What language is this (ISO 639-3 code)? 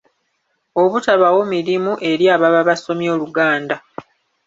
lug